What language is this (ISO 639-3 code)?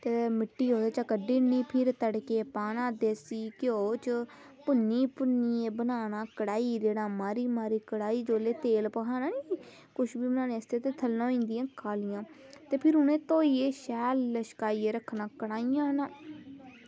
doi